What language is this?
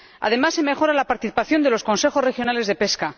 Spanish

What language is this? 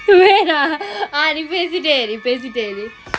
English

